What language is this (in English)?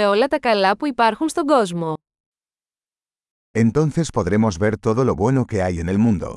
Greek